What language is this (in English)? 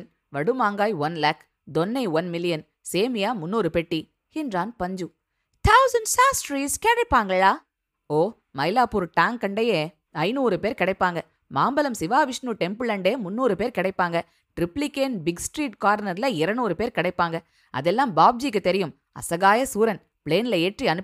Tamil